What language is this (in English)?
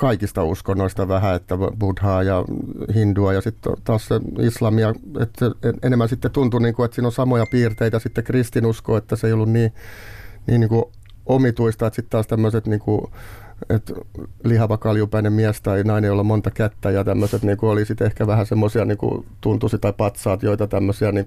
Finnish